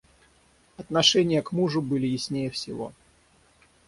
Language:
Russian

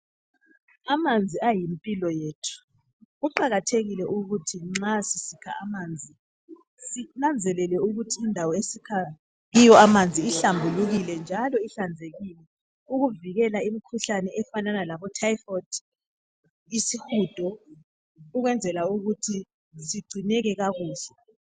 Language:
North Ndebele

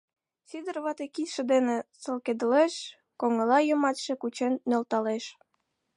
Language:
Mari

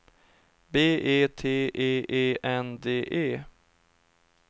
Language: Swedish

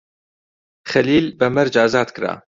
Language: Central Kurdish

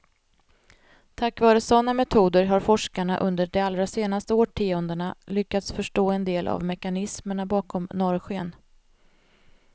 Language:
Swedish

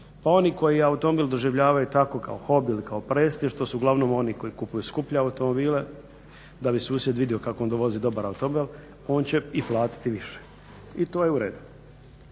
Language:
Croatian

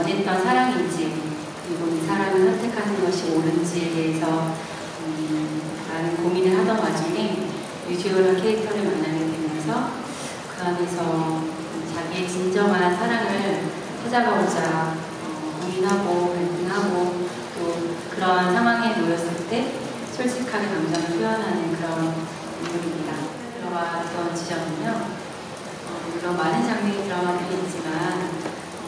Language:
Korean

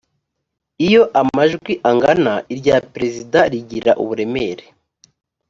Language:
Kinyarwanda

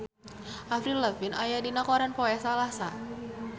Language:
Sundanese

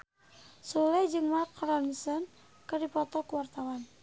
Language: Sundanese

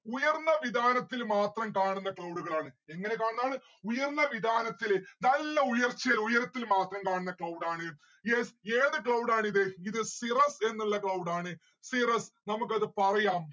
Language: Malayalam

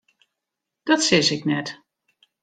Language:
Western Frisian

